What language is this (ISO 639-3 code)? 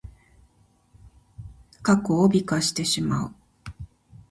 jpn